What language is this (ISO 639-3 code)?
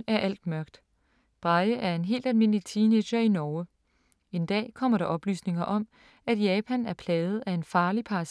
dan